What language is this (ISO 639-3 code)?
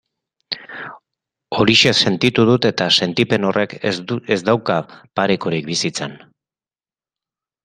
eus